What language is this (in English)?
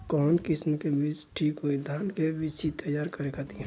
Bhojpuri